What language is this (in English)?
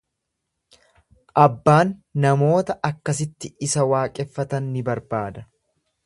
Oromo